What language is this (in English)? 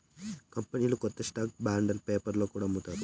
Telugu